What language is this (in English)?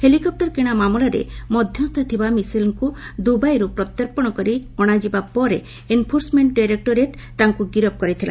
Odia